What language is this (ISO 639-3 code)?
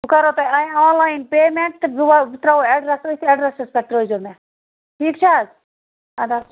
kas